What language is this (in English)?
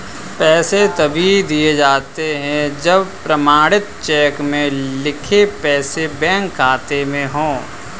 Hindi